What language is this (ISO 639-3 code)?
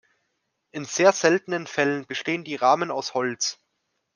deu